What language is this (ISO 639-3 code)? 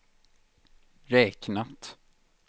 swe